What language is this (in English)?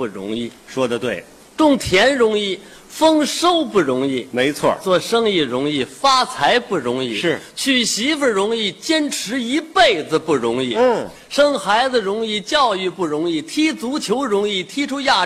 Chinese